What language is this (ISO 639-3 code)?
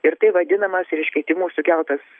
lit